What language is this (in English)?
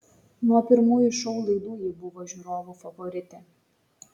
Lithuanian